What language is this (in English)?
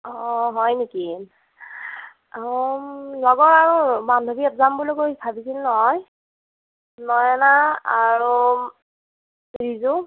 Assamese